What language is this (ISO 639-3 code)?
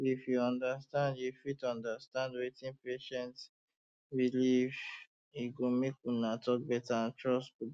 pcm